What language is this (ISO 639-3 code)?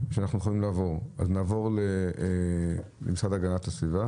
heb